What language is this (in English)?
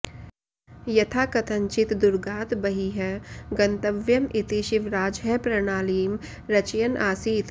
Sanskrit